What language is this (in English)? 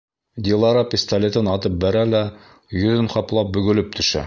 Bashkir